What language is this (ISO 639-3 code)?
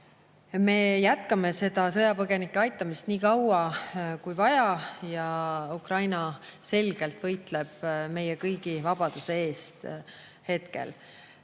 est